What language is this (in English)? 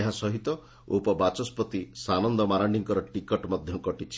Odia